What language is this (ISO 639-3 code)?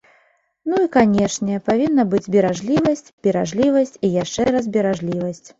bel